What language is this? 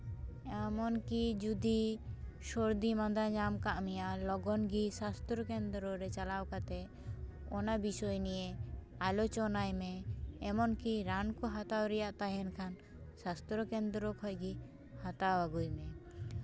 Santali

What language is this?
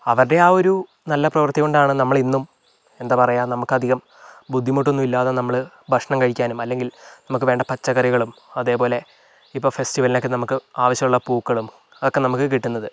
Malayalam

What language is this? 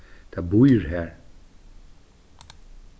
Faroese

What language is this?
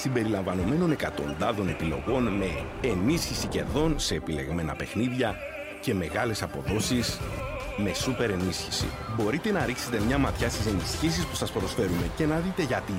Greek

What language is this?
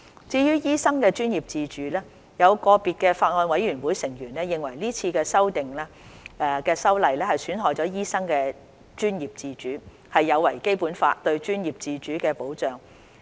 Cantonese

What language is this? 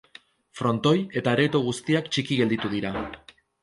Basque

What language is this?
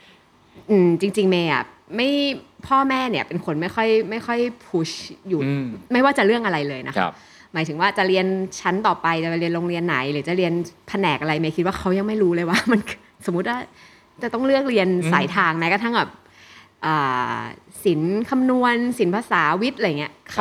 Thai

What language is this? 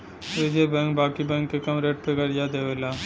Bhojpuri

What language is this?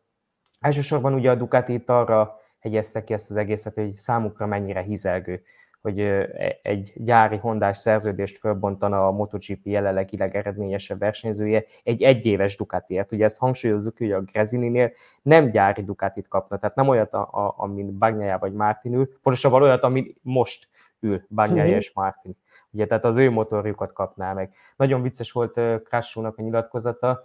Hungarian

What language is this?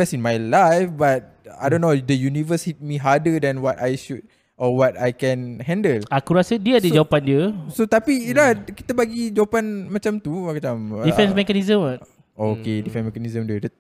Malay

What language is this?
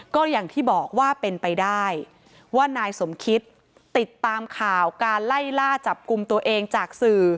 Thai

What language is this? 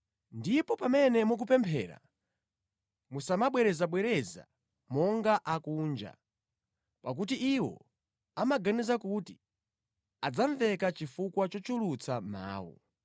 Nyanja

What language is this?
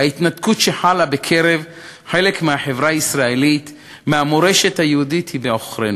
Hebrew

